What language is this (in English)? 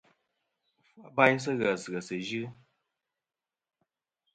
Kom